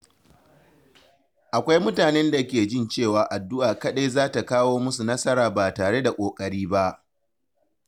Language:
Hausa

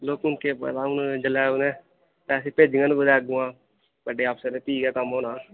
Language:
Dogri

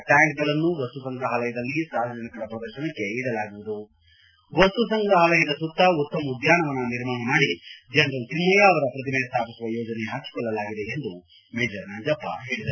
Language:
Kannada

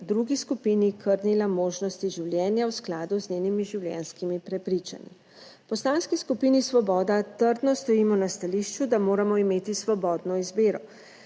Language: Slovenian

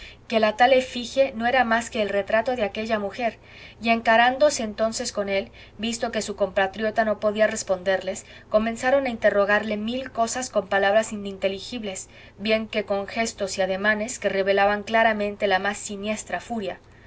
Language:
Spanish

